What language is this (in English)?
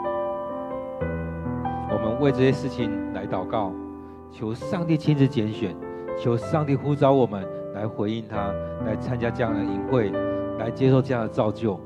Chinese